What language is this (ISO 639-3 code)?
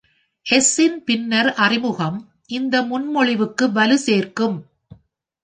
tam